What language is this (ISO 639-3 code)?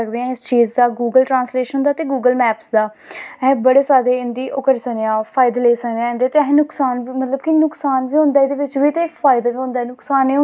doi